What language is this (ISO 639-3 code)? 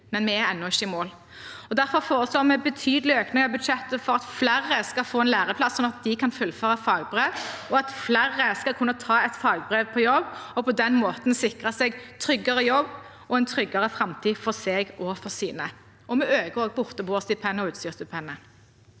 nor